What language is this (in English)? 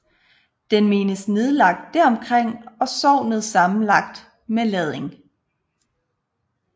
Danish